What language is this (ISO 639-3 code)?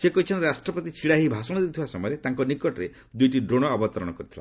ori